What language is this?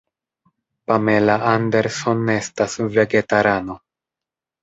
Esperanto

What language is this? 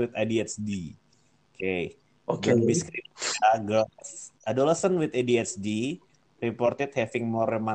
Indonesian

